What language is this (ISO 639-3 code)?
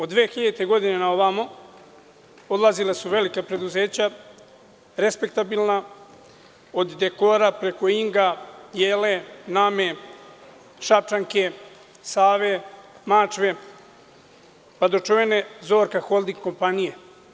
srp